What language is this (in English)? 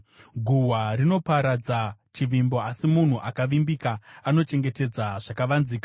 Shona